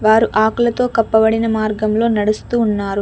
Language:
Telugu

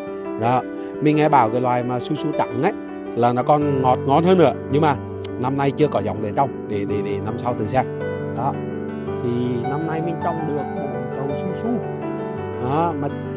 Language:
Vietnamese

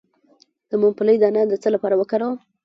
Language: Pashto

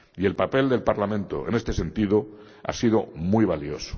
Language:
Spanish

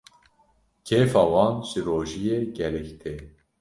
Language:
Kurdish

